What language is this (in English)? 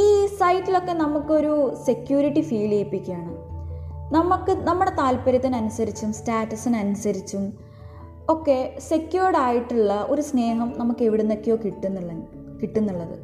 Malayalam